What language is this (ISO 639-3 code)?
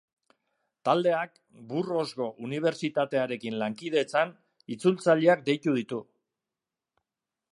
eus